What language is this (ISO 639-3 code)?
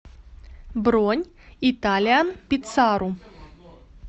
rus